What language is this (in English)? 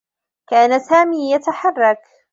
Arabic